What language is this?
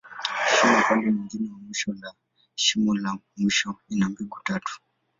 Swahili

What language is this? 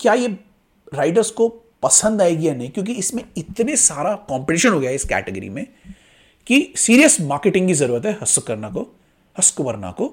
Hindi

